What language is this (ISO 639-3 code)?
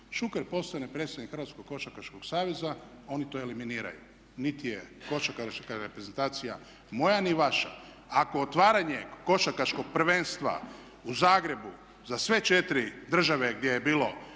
hrv